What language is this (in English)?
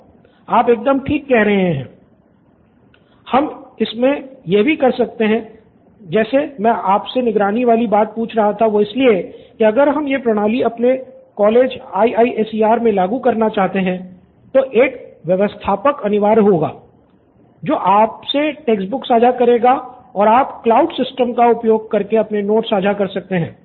Hindi